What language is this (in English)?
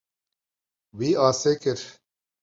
Kurdish